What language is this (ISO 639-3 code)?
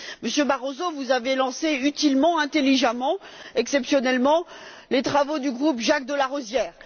fra